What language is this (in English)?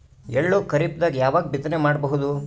Kannada